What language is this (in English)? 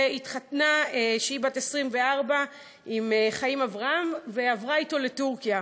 Hebrew